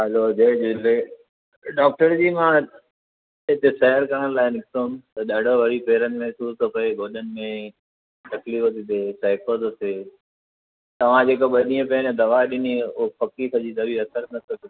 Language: Sindhi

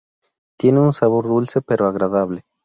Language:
Spanish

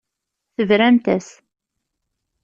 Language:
Kabyle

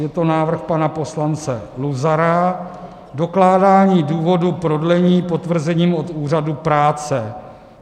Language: Czech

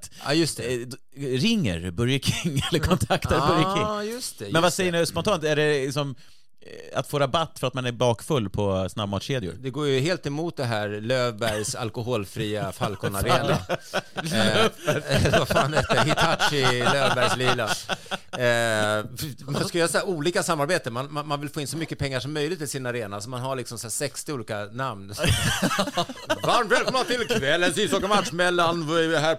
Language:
Swedish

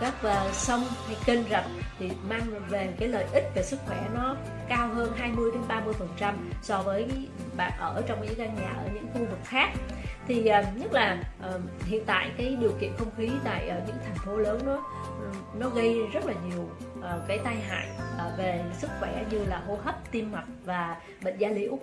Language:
Vietnamese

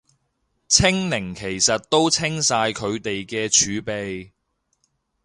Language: Cantonese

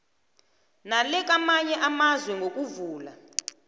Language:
South Ndebele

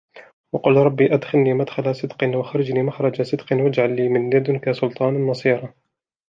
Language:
Arabic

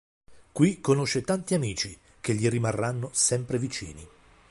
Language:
Italian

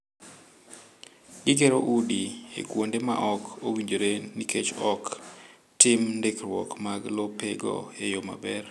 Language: Luo (Kenya and Tanzania)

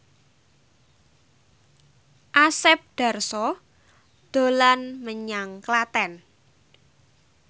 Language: Javanese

